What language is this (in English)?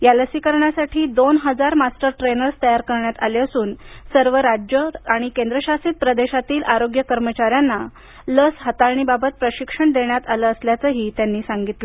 Marathi